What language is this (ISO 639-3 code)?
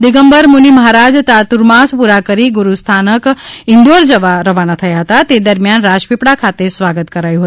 guj